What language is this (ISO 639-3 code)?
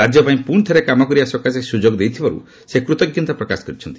ori